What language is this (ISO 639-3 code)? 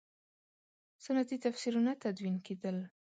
pus